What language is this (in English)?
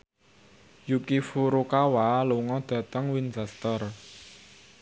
Javanese